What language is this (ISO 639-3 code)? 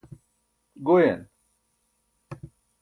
bsk